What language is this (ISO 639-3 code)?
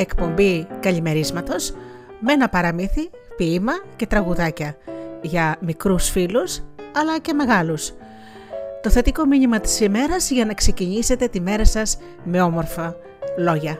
ell